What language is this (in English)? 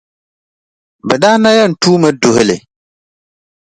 Dagbani